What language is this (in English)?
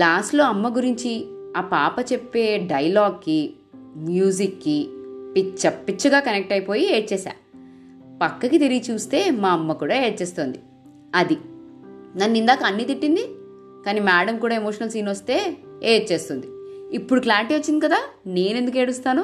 Telugu